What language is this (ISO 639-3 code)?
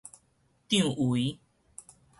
nan